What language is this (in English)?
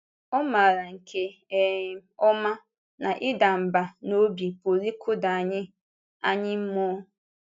Igbo